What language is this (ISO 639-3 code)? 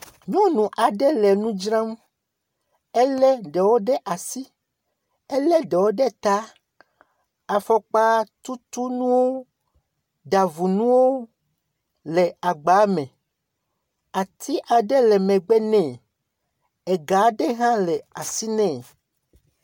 ewe